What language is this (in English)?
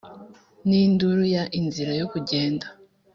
Kinyarwanda